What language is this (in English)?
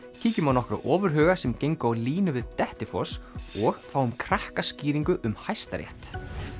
Icelandic